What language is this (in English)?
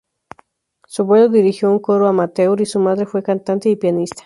Spanish